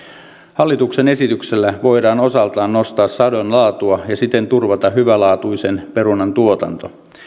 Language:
Finnish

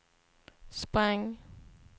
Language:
Swedish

